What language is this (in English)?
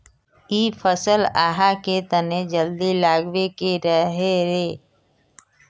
Magahi